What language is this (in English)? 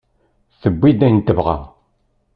Kabyle